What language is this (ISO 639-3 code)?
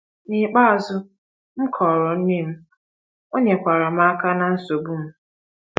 ibo